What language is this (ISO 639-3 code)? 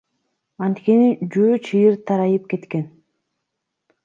kir